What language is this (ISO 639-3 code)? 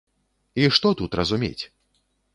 bel